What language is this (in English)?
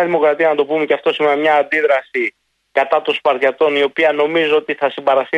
Greek